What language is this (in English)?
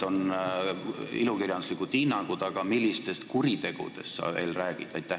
Estonian